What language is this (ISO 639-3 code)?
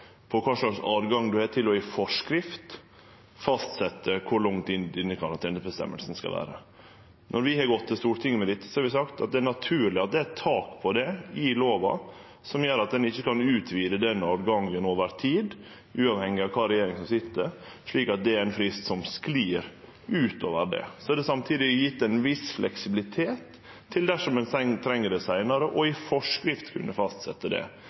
nno